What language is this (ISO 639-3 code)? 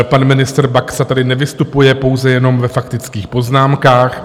ces